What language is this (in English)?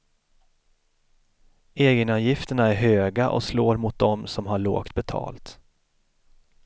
Swedish